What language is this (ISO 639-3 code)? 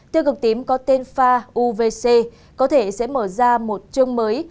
vie